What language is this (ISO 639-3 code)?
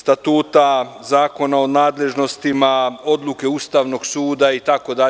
srp